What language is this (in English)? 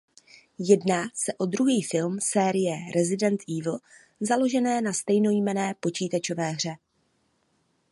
Czech